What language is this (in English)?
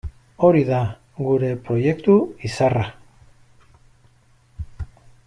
Basque